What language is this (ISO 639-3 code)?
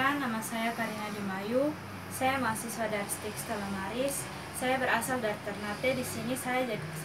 ind